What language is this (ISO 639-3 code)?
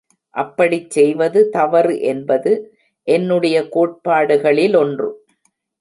tam